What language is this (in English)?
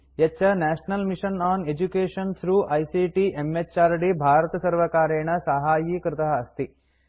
Sanskrit